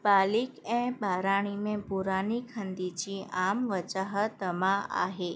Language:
Sindhi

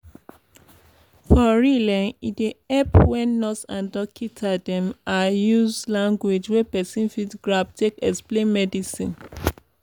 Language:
Nigerian Pidgin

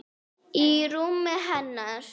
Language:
Icelandic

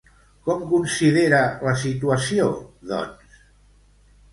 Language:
Catalan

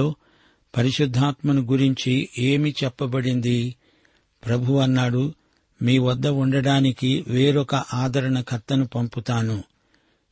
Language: Telugu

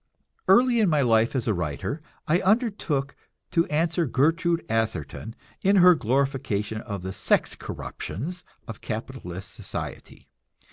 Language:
English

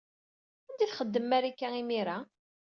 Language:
Kabyle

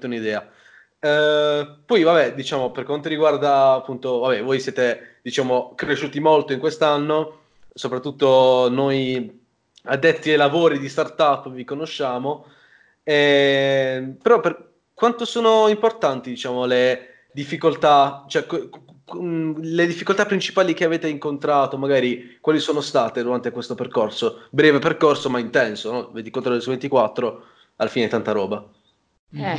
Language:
Italian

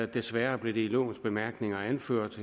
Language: Danish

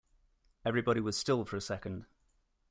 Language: English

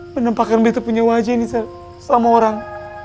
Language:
Indonesian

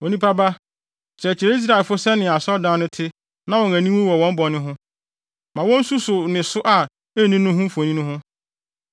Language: Akan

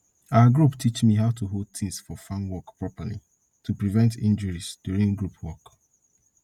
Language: Nigerian Pidgin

